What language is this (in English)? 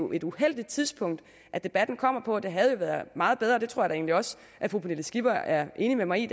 Danish